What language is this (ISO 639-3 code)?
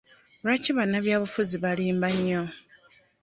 lug